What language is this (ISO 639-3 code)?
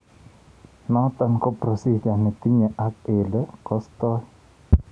kln